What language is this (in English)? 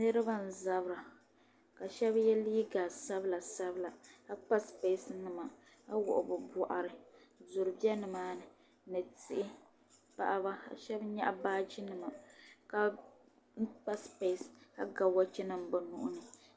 Dagbani